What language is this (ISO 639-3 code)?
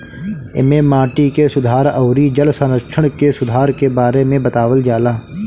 bho